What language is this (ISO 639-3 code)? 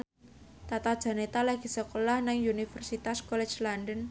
jav